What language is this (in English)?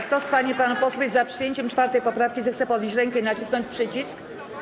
Polish